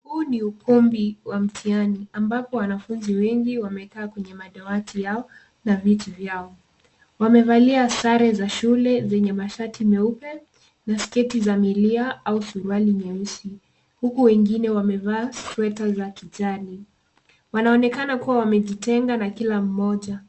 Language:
Swahili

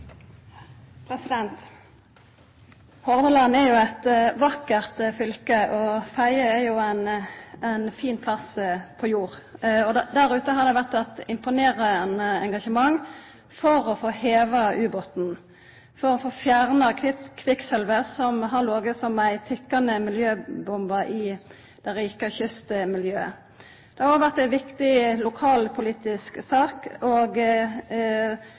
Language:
Norwegian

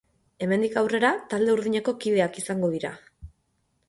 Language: Basque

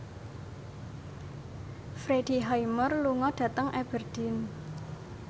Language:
Javanese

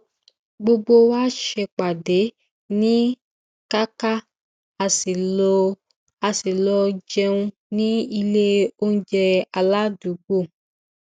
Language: Yoruba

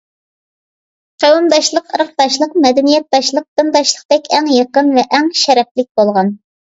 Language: Uyghur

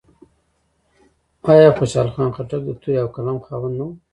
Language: Pashto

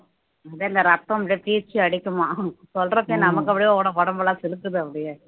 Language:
Tamil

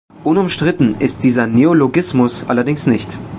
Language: German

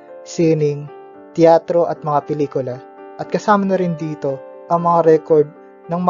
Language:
Filipino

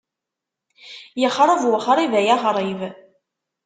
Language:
Kabyle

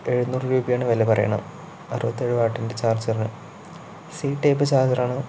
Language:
Malayalam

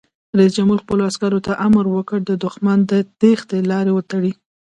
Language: Pashto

